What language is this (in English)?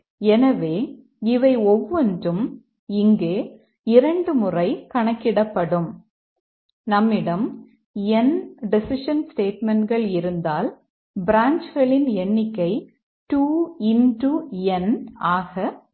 Tamil